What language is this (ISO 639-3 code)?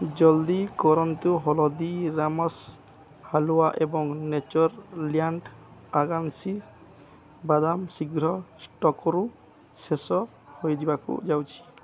ori